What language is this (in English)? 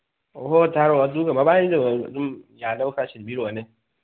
Manipuri